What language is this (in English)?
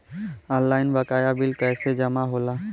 Bhojpuri